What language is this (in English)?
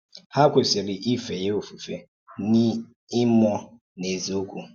Igbo